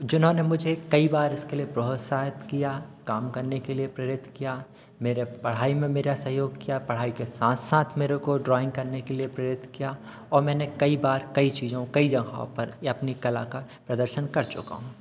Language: Hindi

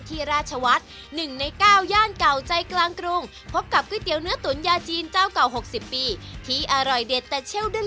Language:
Thai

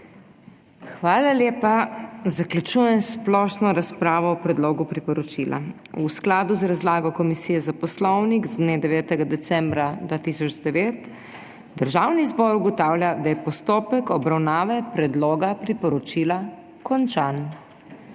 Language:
Slovenian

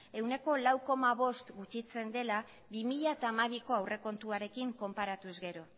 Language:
Basque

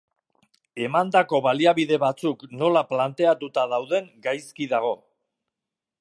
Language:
Basque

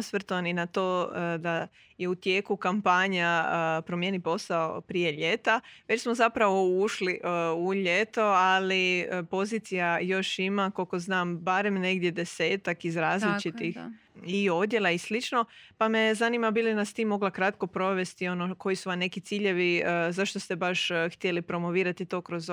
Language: Croatian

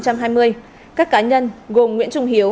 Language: Vietnamese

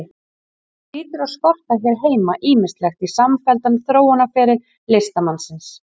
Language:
Icelandic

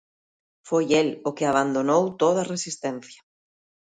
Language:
Galician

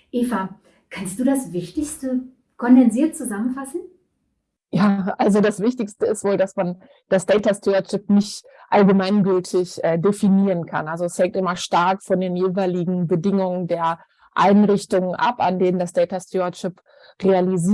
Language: German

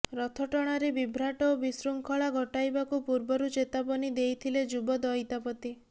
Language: Odia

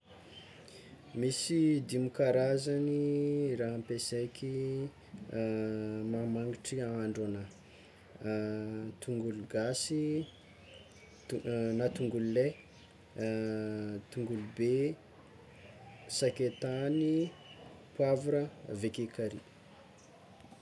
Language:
Tsimihety Malagasy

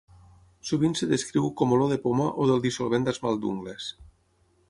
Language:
Catalan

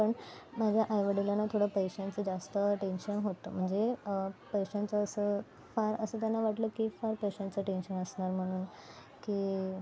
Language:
Marathi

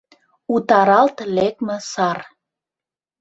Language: Mari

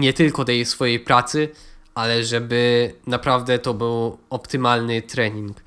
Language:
Polish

